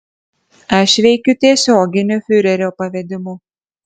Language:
Lithuanian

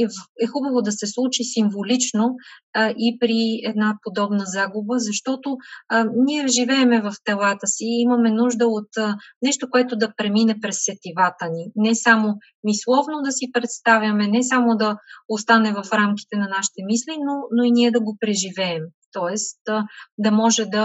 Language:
Bulgarian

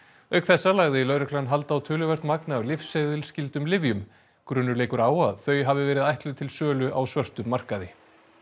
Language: Icelandic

